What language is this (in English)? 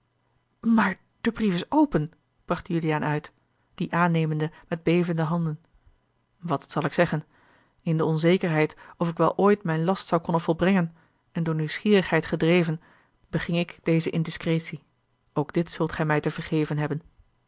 Dutch